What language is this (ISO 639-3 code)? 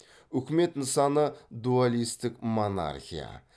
kaz